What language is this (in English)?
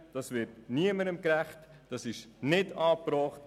Swiss German